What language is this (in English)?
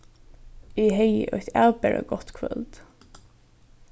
Faroese